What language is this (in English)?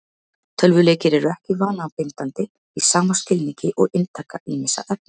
Icelandic